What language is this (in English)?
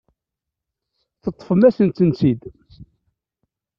Kabyle